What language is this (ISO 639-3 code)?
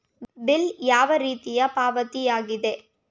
kan